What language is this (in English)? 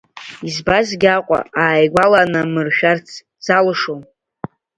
Abkhazian